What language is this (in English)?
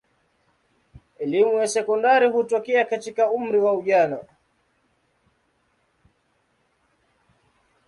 Swahili